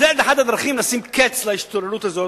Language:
Hebrew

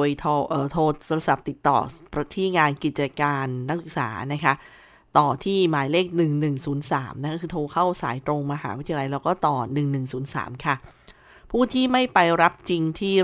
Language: Thai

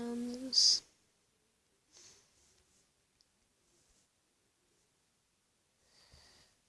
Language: Turkish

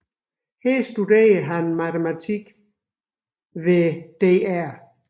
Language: Danish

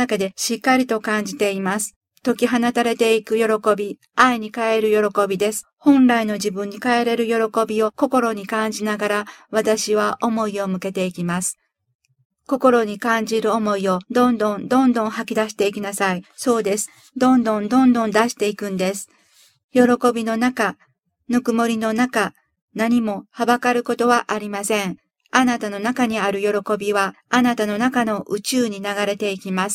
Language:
Japanese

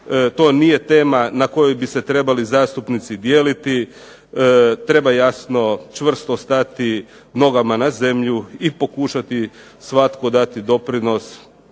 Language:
Croatian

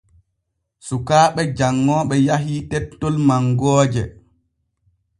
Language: Borgu Fulfulde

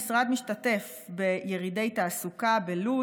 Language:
Hebrew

